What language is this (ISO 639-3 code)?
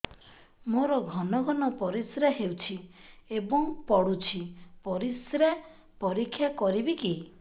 ori